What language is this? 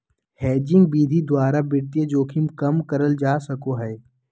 Magahi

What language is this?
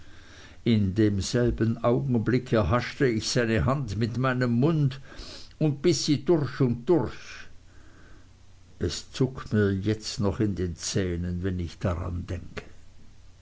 German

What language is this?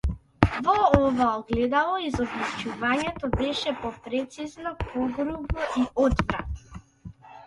Macedonian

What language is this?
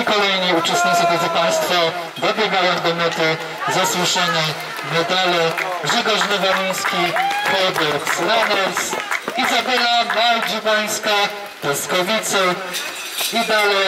Polish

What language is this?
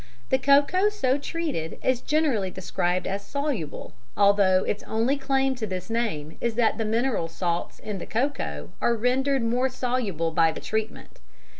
English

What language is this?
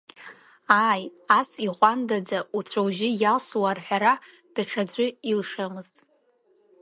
Abkhazian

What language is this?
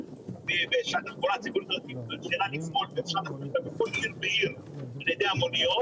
Hebrew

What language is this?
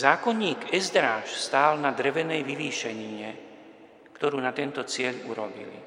Slovak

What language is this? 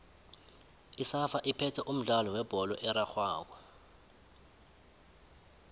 South Ndebele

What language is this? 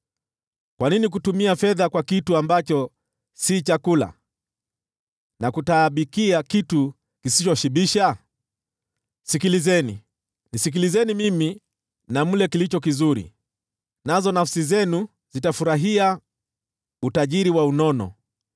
Swahili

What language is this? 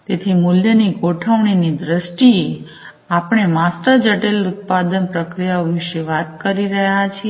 Gujarati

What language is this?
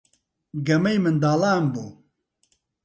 Central Kurdish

